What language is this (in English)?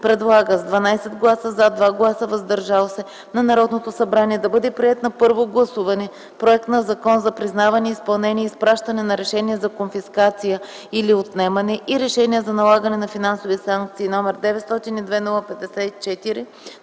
Bulgarian